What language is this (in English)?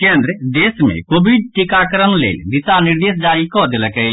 Maithili